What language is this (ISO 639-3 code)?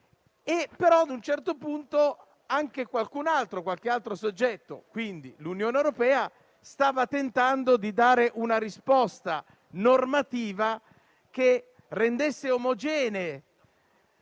ita